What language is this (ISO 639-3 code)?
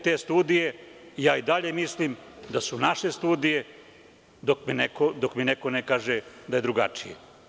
srp